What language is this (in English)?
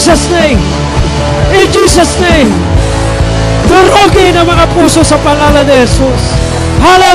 Filipino